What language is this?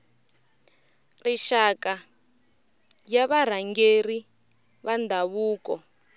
Tsonga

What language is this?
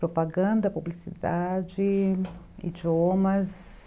Portuguese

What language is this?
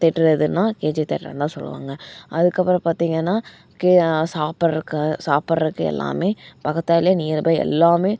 Tamil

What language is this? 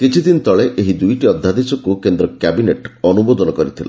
Odia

